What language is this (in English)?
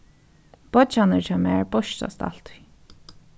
Faroese